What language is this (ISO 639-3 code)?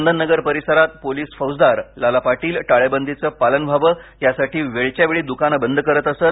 mar